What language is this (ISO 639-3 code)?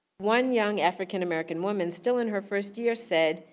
eng